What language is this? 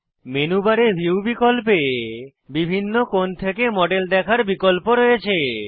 Bangla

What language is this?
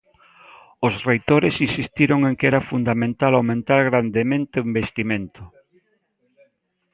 Galician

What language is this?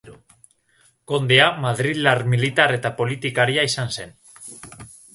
Basque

